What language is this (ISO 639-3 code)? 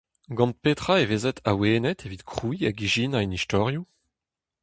bre